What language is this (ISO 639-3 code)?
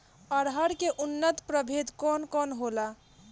bho